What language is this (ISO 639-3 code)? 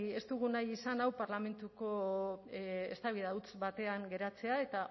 eus